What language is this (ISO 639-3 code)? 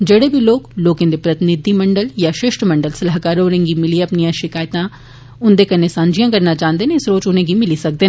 doi